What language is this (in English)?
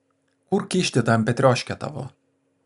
Lithuanian